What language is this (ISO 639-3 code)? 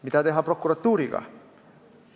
est